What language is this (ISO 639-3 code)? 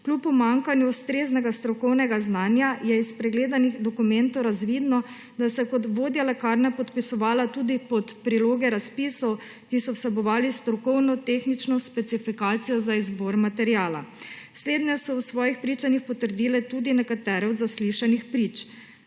slv